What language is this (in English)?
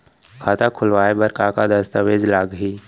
Chhattisgarhi